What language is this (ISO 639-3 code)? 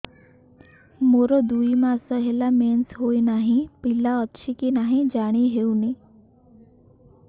ori